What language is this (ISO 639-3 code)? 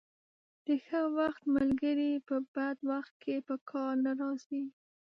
pus